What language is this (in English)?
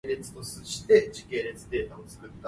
Min Nan Chinese